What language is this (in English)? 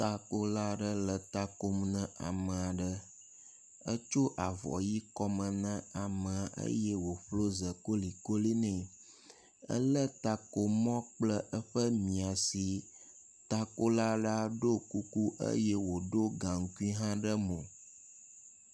Ewe